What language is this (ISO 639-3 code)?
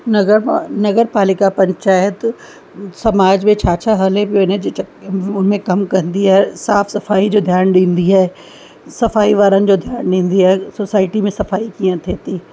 snd